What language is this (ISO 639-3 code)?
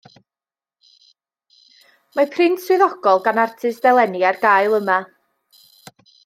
cym